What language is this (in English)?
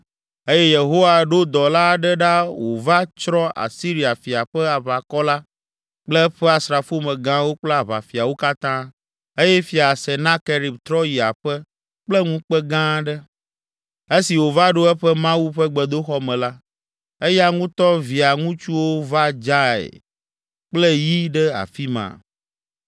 Ewe